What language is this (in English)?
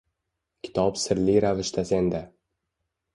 Uzbek